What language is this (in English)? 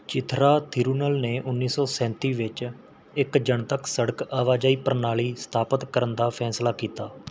Punjabi